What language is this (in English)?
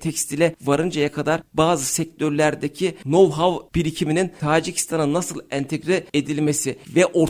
Turkish